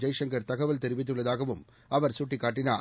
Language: Tamil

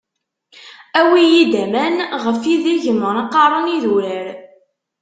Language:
Kabyle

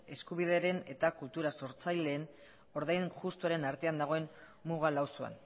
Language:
Basque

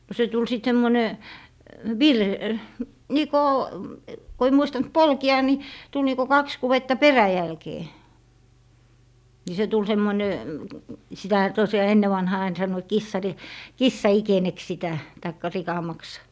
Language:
Finnish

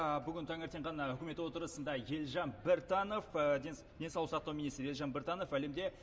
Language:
Kazakh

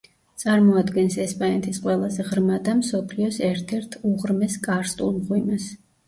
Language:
Georgian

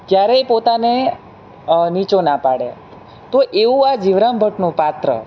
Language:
Gujarati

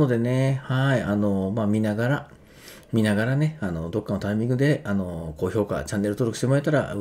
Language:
Japanese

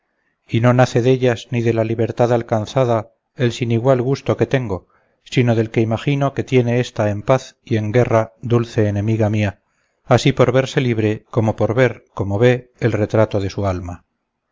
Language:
Spanish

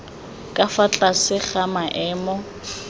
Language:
Tswana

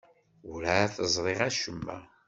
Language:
Kabyle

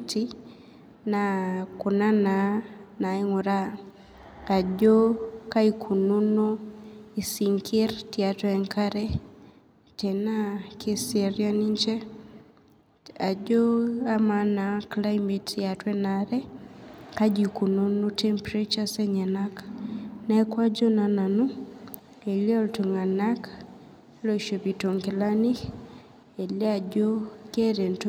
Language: Masai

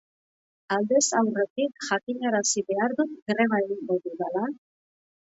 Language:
Basque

